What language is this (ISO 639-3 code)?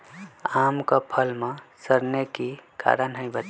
mag